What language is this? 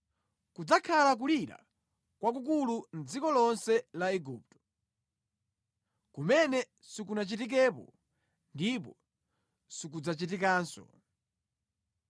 Nyanja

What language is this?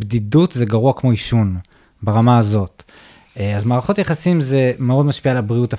Hebrew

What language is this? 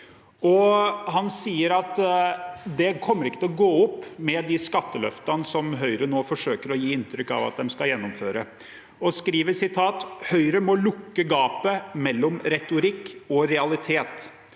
Norwegian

